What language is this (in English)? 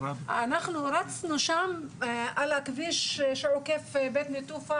Hebrew